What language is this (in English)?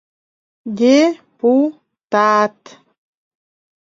Mari